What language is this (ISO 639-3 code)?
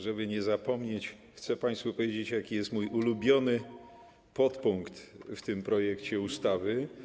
pol